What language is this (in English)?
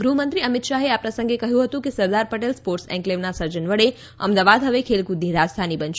Gujarati